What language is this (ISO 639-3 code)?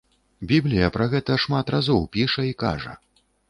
bel